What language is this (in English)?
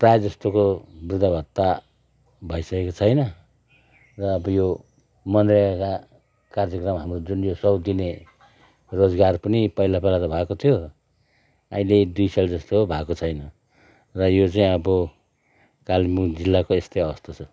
Nepali